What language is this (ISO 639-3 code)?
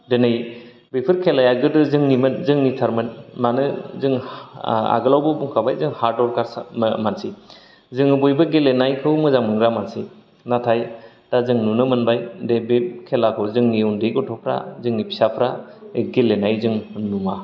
brx